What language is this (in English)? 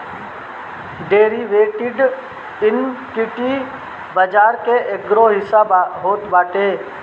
Bhojpuri